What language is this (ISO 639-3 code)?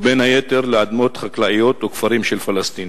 heb